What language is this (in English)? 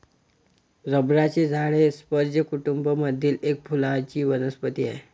Marathi